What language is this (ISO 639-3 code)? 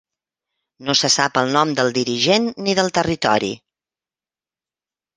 cat